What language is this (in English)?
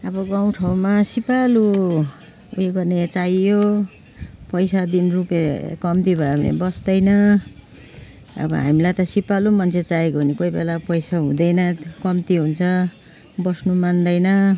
Nepali